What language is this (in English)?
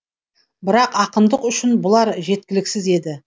Kazakh